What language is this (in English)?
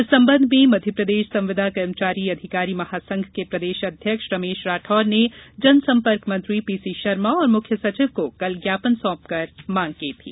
Hindi